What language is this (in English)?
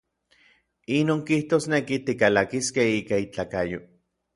Orizaba Nahuatl